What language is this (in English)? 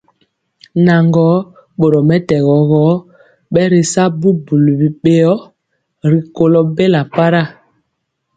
Mpiemo